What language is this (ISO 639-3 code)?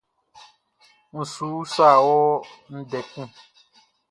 bci